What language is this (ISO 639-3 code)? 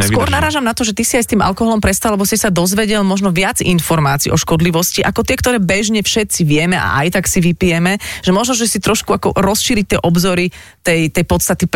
slk